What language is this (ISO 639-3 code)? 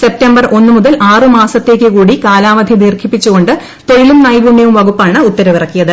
mal